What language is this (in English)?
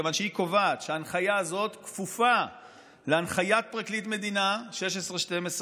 Hebrew